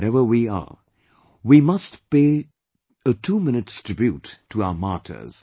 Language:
English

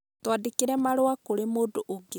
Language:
Kikuyu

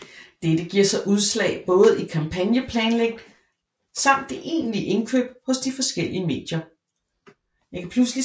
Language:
Danish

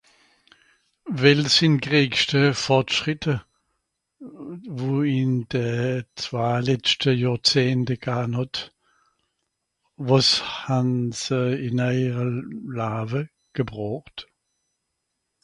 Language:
Swiss German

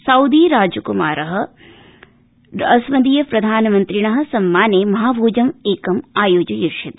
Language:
Sanskrit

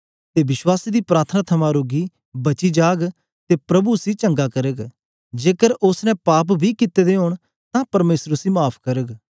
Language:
Dogri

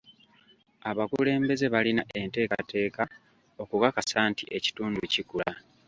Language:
Ganda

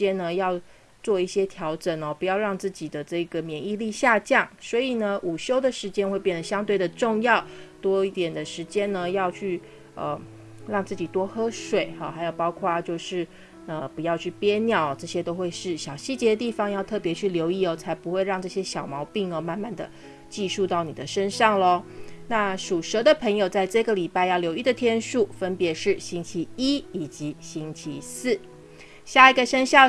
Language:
Chinese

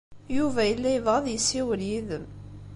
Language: Kabyle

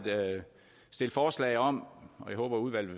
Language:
Danish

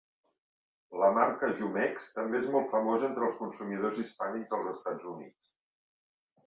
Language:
Catalan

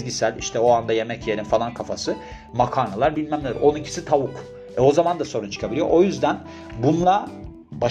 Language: Turkish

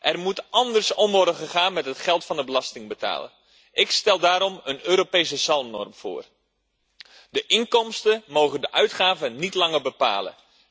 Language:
Dutch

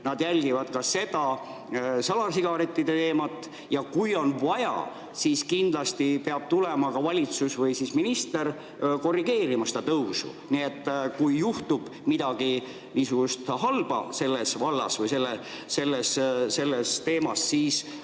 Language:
Estonian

